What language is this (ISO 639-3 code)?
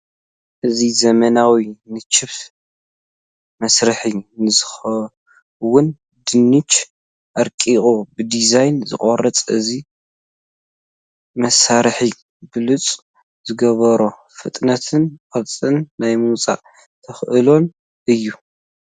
tir